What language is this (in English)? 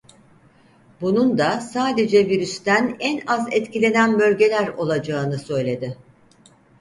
Turkish